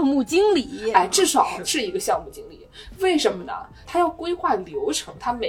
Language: Chinese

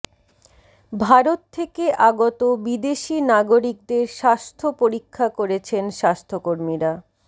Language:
Bangla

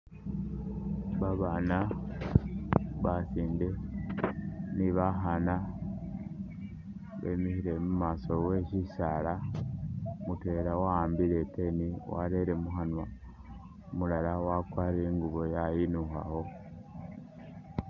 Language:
Masaaba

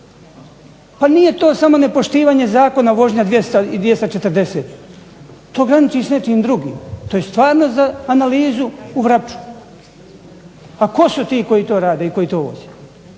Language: Croatian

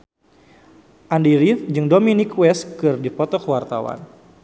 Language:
Sundanese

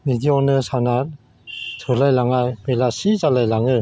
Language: Bodo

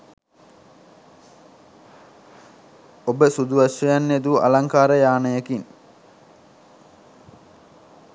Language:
Sinhala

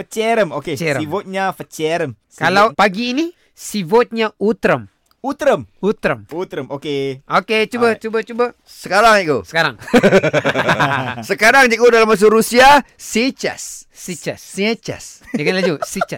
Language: Malay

